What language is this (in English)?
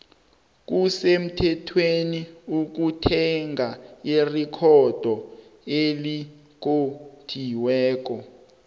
South Ndebele